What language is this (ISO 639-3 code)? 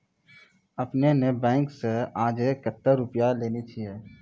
mai